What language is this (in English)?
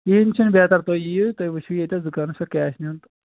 Kashmiri